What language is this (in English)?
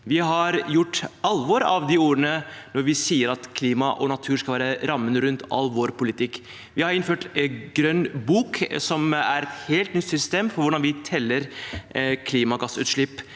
Norwegian